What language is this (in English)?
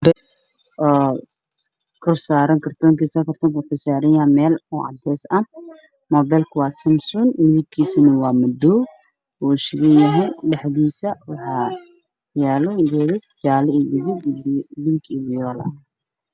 Somali